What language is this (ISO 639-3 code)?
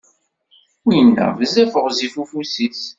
kab